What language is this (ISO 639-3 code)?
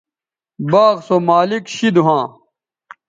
btv